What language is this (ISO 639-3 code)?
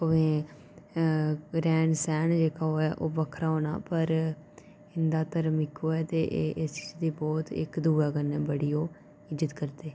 doi